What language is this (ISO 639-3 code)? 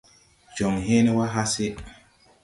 tui